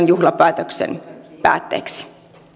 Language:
Finnish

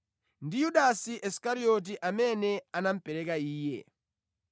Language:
Nyanja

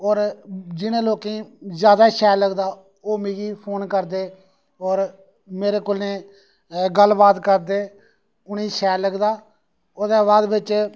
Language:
Dogri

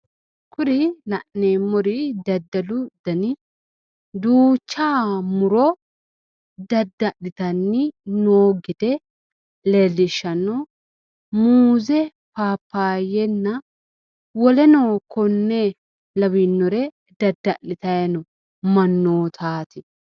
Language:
Sidamo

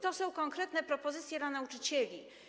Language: Polish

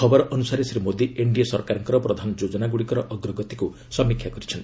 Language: Odia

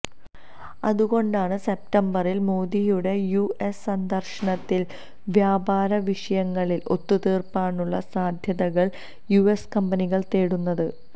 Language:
Malayalam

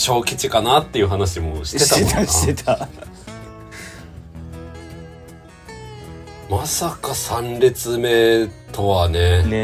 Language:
Japanese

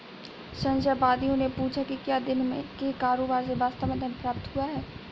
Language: Hindi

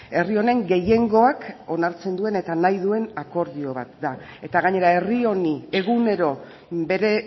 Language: Basque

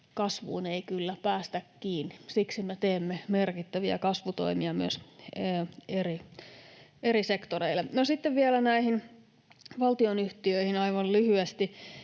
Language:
Finnish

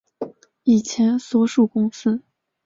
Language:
Chinese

